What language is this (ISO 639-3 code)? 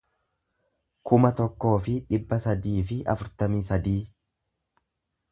orm